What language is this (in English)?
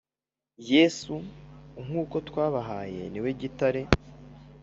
Kinyarwanda